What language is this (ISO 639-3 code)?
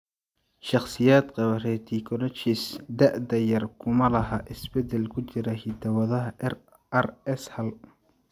som